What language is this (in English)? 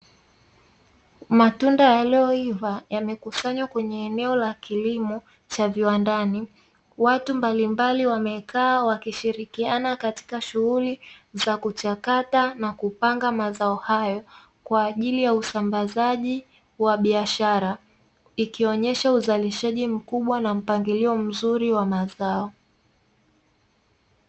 Swahili